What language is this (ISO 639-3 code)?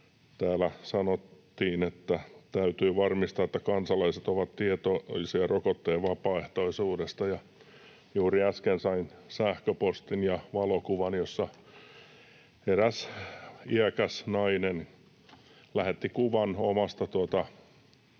fin